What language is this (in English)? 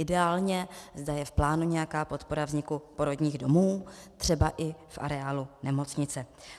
Czech